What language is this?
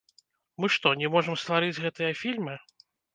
Belarusian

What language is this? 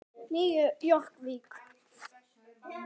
Icelandic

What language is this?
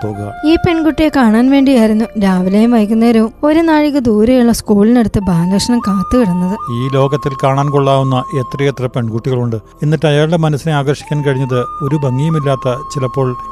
Malayalam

